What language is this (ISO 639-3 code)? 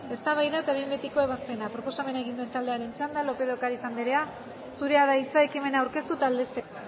eus